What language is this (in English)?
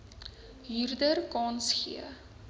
Afrikaans